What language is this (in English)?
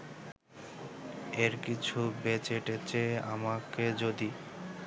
Bangla